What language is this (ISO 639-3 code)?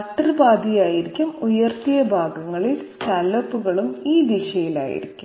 mal